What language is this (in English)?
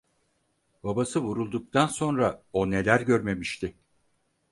Turkish